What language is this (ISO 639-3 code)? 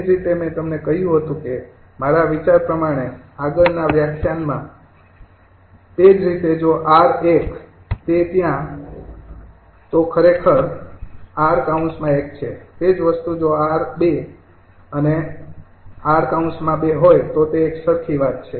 guj